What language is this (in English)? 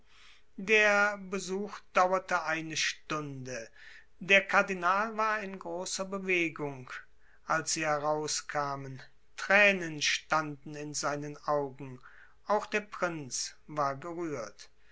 German